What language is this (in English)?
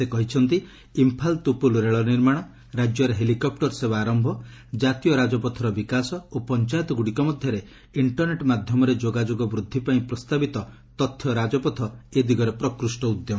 Odia